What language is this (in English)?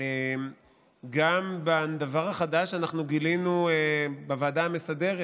Hebrew